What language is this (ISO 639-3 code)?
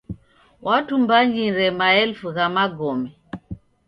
dav